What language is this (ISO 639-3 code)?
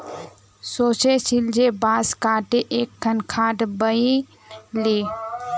mag